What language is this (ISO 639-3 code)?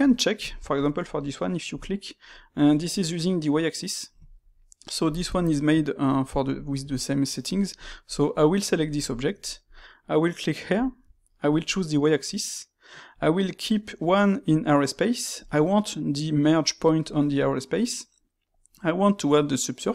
fra